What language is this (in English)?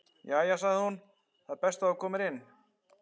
Icelandic